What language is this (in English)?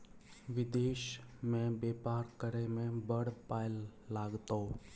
Maithili